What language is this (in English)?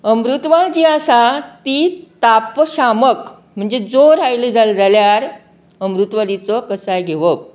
Konkani